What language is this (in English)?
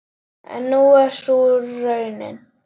Icelandic